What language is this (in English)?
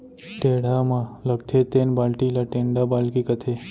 Chhattisgarhi